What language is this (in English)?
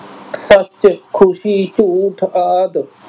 Punjabi